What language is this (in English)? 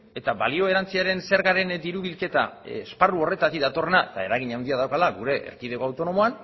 Basque